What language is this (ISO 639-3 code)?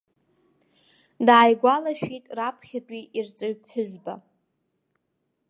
abk